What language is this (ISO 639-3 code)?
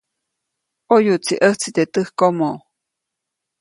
zoc